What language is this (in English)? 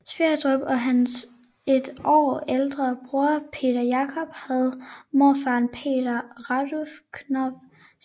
Danish